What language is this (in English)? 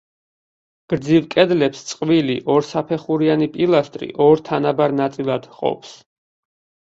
Georgian